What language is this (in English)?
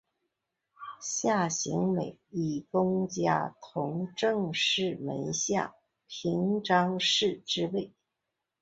Chinese